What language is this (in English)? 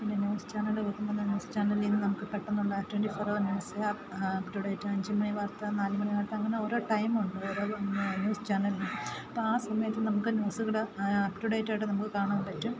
Malayalam